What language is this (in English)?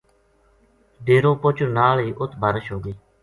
Gujari